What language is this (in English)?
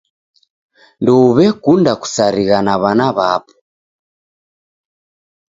Taita